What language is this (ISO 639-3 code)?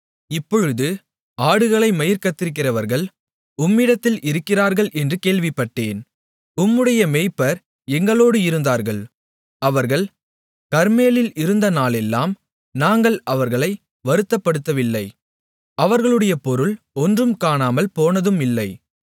tam